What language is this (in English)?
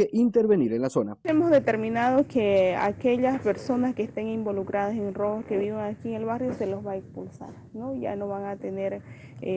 Spanish